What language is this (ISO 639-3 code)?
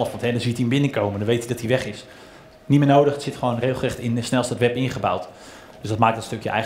nld